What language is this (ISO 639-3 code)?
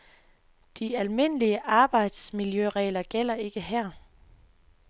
dan